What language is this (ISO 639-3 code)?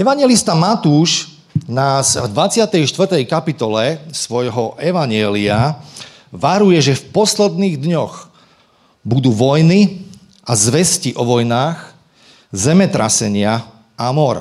slk